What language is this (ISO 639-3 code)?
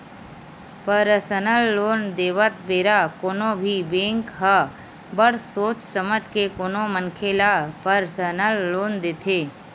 hne